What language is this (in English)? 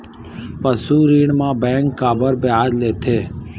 Chhattisgarhi